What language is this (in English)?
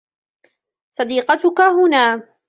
Arabic